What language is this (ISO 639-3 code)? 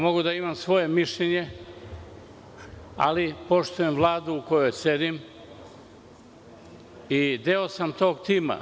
srp